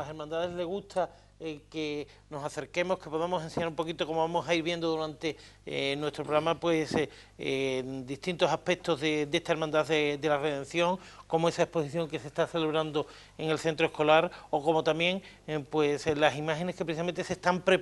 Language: Spanish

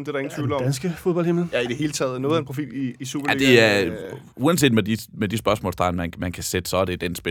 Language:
Danish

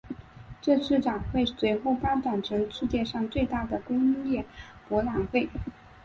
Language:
Chinese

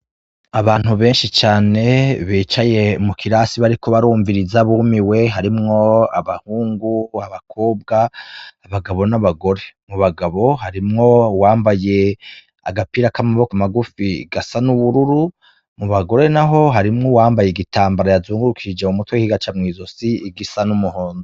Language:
Rundi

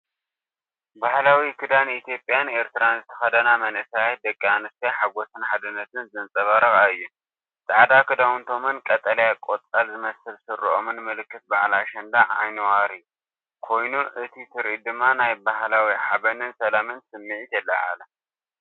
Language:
Tigrinya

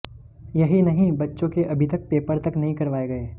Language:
Hindi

